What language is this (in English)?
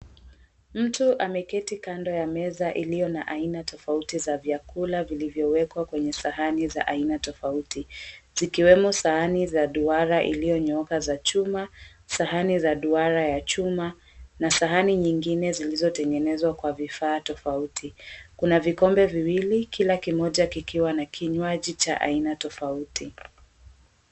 Swahili